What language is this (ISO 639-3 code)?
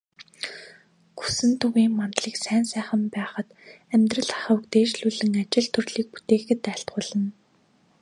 mon